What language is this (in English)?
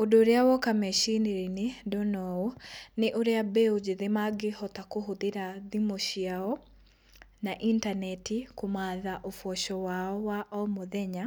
Kikuyu